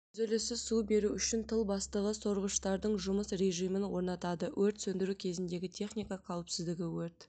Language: Kazakh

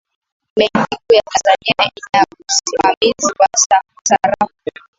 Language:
Swahili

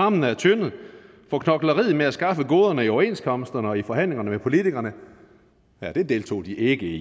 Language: Danish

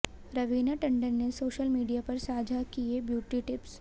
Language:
Hindi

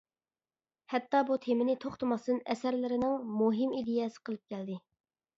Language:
Uyghur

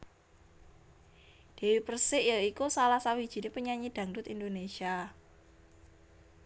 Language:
Javanese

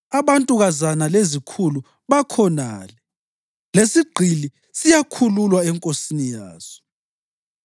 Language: North Ndebele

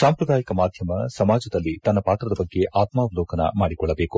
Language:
Kannada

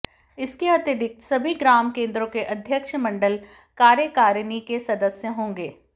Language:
Hindi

